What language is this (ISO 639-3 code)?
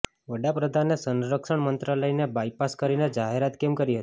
guj